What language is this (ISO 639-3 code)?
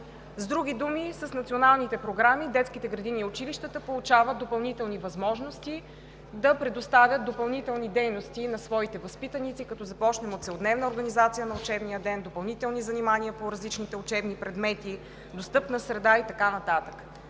bul